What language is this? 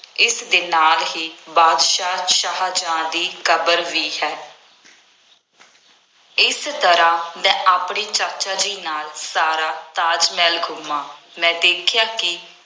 Punjabi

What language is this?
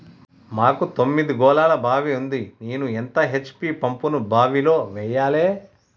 Telugu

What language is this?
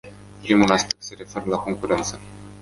Romanian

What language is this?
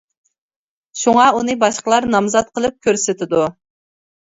Uyghur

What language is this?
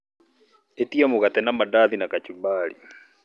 Kikuyu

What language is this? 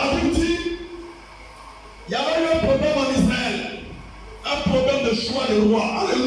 French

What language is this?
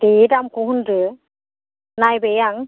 Bodo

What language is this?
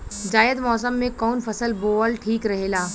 Bhojpuri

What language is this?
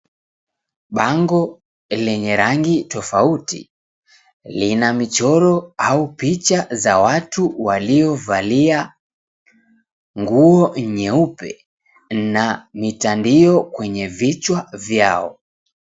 Swahili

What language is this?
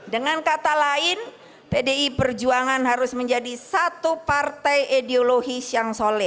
Indonesian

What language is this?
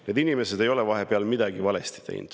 Estonian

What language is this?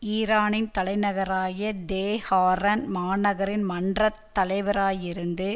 Tamil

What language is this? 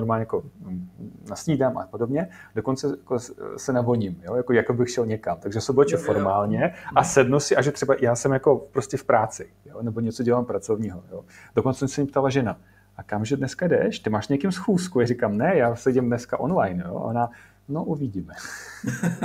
Czech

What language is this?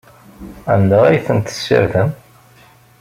Kabyle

